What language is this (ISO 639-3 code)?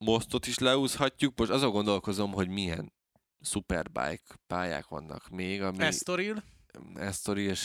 hun